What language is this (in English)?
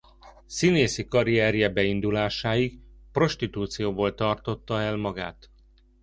Hungarian